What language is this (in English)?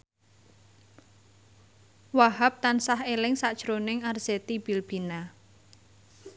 Javanese